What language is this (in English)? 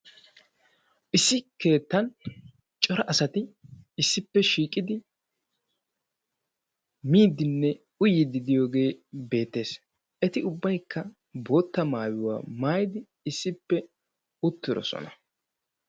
Wolaytta